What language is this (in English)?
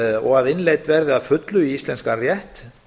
Icelandic